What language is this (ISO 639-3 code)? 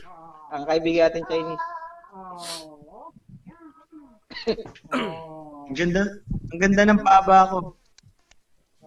fil